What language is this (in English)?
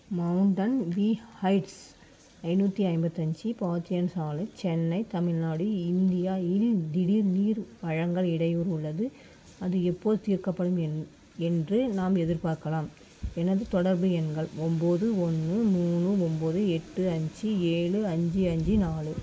Tamil